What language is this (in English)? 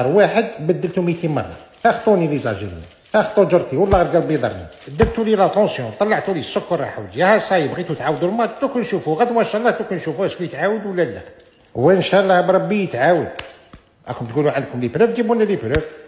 Arabic